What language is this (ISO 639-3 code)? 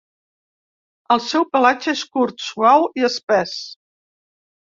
cat